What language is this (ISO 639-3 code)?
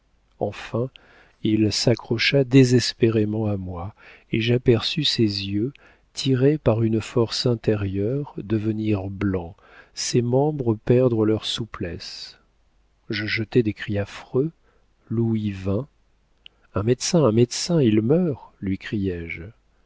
fra